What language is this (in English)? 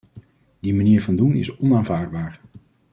Dutch